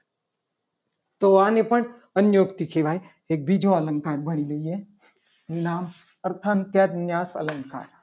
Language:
Gujarati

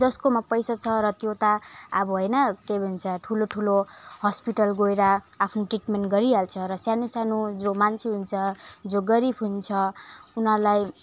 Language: Nepali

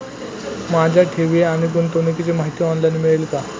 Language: Marathi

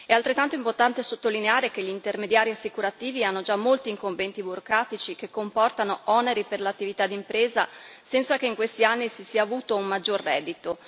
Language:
Italian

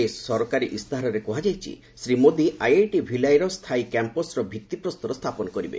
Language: Odia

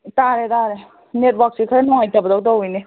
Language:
Manipuri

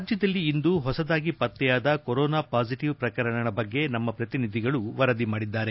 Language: Kannada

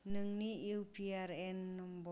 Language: Bodo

